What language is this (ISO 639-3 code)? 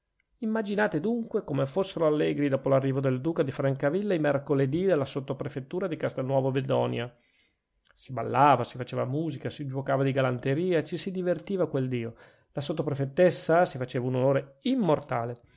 ita